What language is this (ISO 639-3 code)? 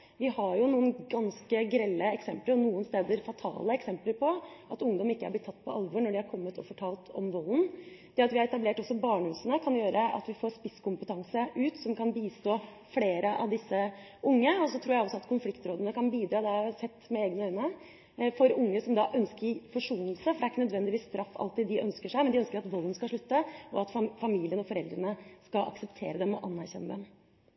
nob